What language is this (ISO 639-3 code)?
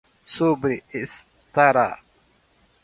por